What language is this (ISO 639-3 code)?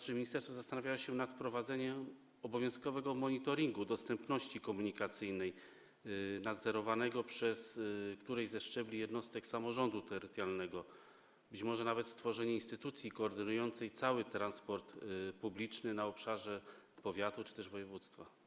pol